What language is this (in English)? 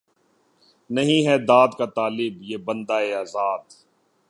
Urdu